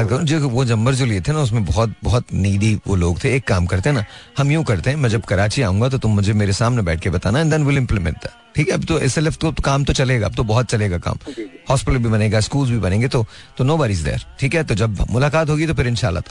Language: Hindi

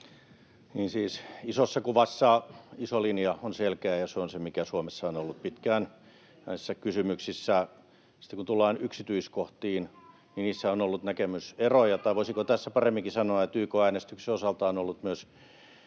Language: Finnish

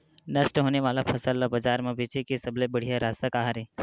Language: Chhattisgarhi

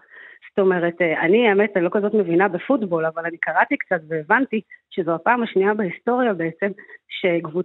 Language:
Hebrew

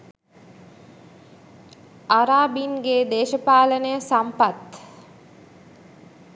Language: Sinhala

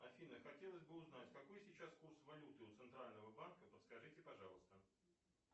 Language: Russian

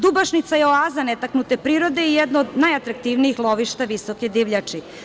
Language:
Serbian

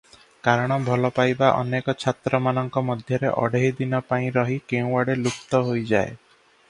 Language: Odia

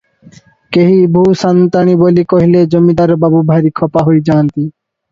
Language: Odia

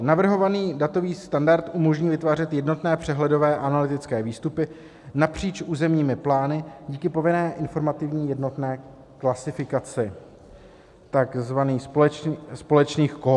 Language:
Czech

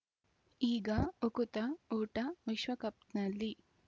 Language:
Kannada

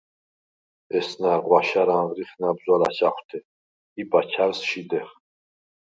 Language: Svan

